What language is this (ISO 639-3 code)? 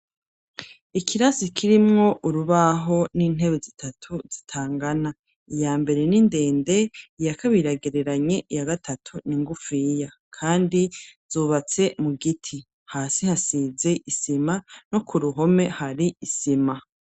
run